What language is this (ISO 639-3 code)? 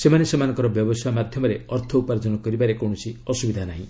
ori